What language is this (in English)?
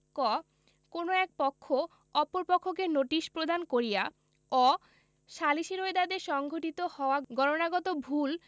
Bangla